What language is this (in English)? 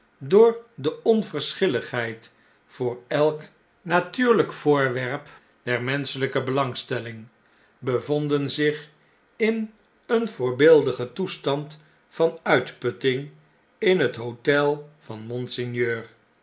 Dutch